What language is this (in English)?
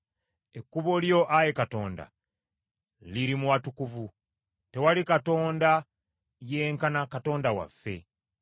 Ganda